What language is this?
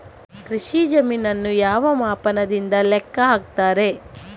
Kannada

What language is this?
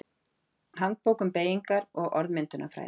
Icelandic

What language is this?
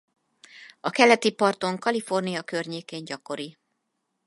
Hungarian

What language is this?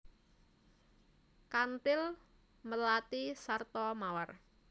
Javanese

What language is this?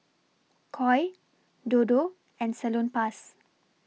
English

